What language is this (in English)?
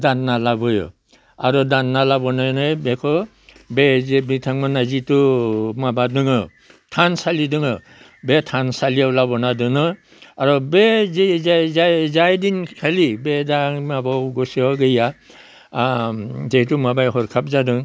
Bodo